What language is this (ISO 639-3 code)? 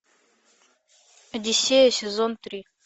rus